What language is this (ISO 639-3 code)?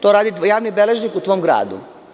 srp